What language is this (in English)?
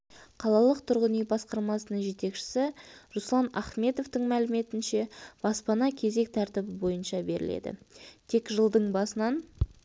Kazakh